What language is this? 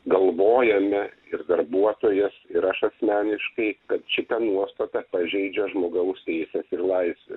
Lithuanian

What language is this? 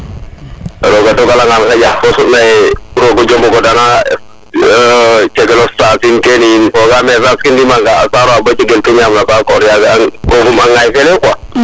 Serer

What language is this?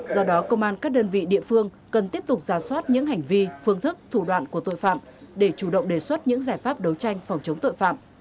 Vietnamese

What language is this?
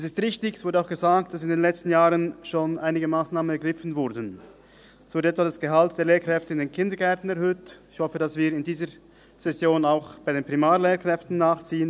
Swiss German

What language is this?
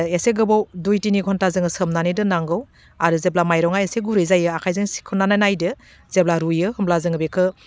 Bodo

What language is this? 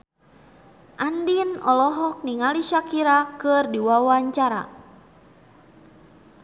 Sundanese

